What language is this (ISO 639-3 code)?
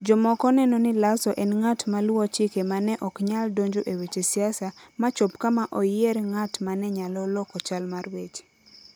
luo